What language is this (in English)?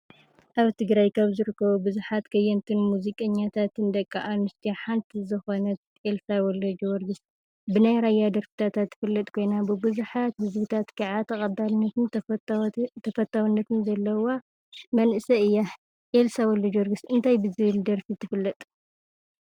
Tigrinya